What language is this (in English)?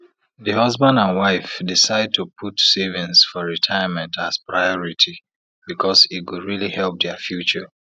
Nigerian Pidgin